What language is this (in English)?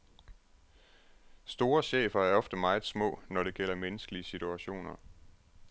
Danish